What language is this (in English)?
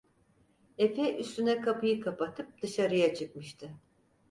Turkish